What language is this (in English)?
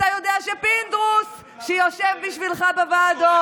Hebrew